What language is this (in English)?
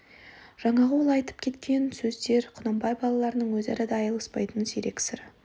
Kazakh